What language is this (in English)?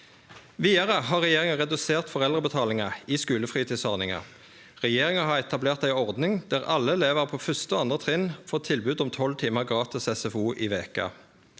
Norwegian